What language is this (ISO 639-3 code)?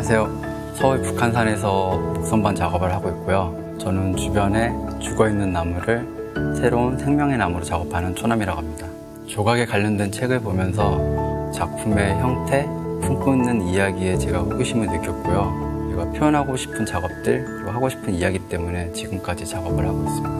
kor